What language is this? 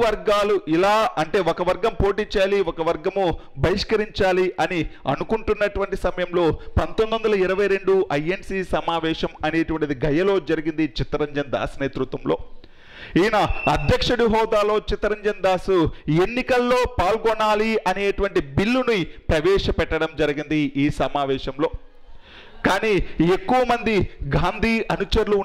Hindi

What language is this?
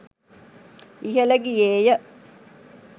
Sinhala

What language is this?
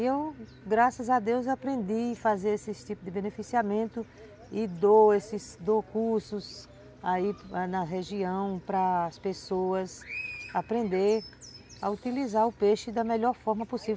Portuguese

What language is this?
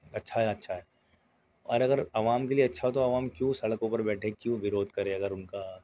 Urdu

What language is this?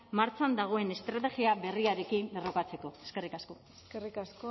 Basque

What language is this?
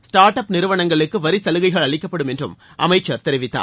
Tamil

